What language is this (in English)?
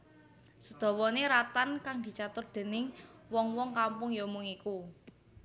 Javanese